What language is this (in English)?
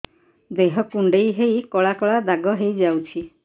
Odia